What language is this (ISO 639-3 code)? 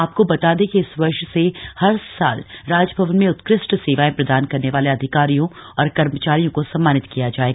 hin